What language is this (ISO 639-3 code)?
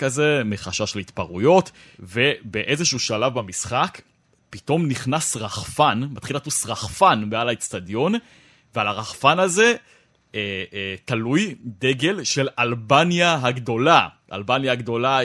heb